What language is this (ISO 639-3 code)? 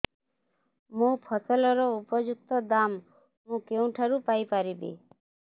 ori